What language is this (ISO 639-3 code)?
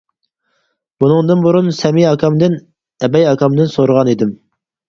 uig